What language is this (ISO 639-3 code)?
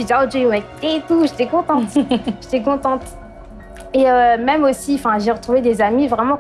fra